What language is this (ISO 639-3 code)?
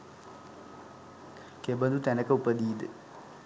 sin